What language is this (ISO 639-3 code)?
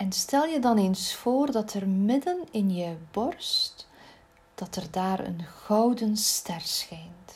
nld